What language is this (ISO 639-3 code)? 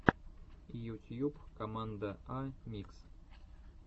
rus